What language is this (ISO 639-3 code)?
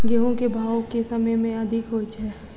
mai